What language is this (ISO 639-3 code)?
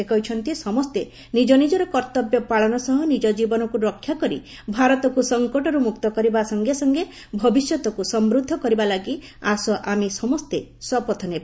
ori